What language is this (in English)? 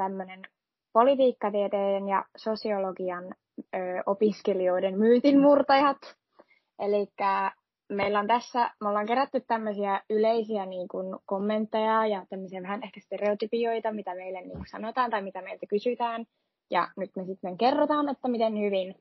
Finnish